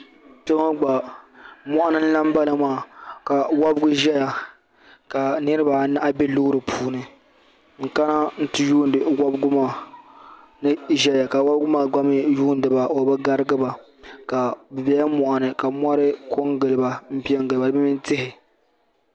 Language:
Dagbani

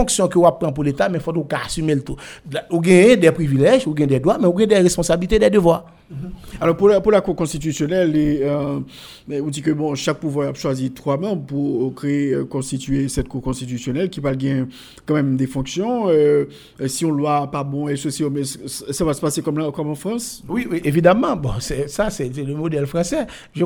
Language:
French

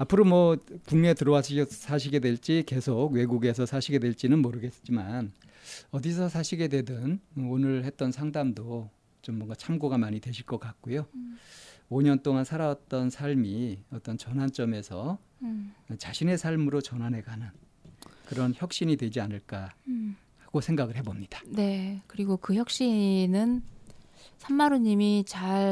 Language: Korean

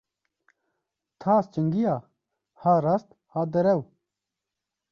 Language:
Kurdish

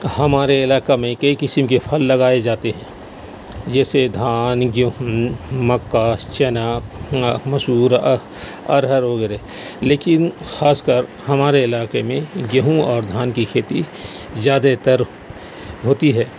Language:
Urdu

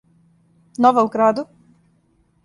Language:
Serbian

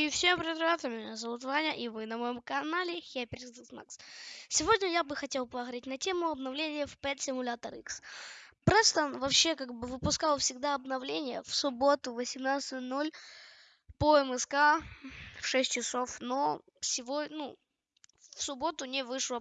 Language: Russian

